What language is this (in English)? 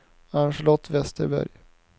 Swedish